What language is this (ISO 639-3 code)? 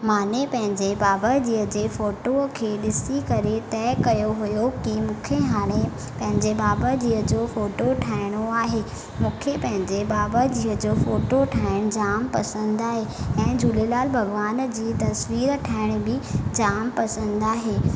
snd